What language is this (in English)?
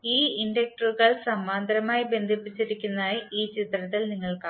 Malayalam